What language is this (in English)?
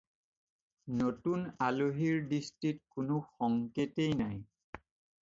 Assamese